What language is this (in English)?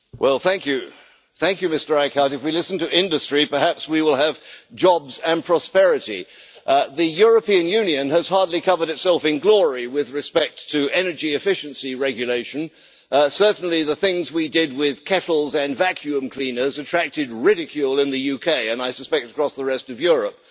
English